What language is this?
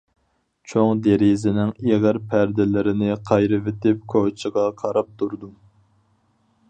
Uyghur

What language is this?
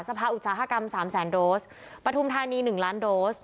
Thai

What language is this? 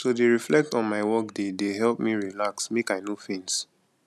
Nigerian Pidgin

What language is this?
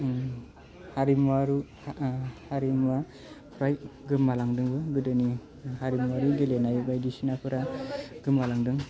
Bodo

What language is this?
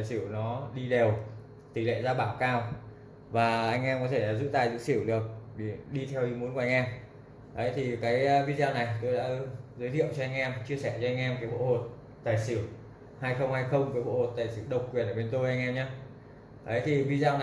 Vietnamese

